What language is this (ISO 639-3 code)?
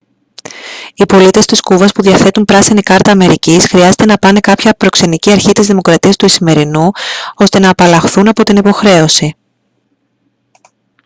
ell